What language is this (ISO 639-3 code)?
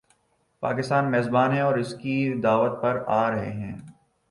urd